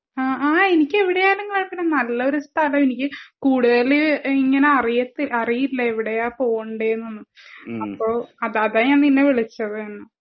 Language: Malayalam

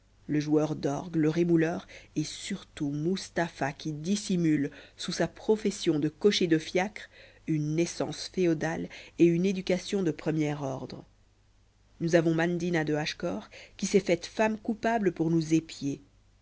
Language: French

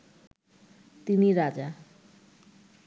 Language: Bangla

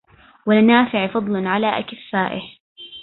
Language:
Arabic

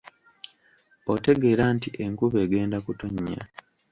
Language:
Ganda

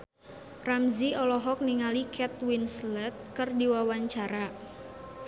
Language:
Sundanese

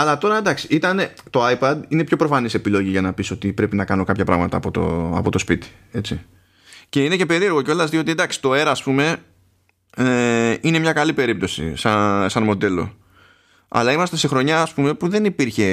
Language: Greek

